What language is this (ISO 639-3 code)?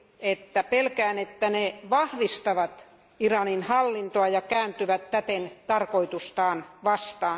fin